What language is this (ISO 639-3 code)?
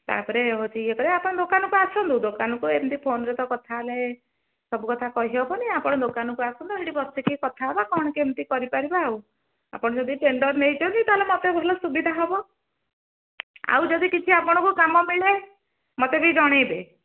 ori